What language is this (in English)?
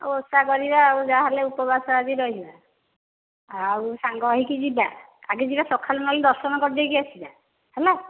Odia